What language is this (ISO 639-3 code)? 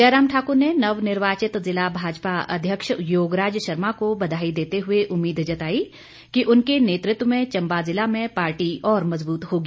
hin